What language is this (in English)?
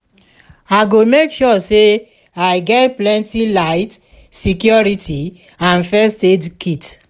Nigerian Pidgin